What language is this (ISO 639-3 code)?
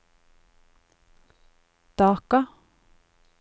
nor